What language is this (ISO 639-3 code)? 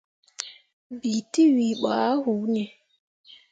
mua